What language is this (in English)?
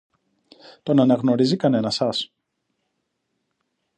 Greek